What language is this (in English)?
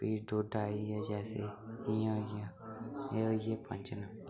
Dogri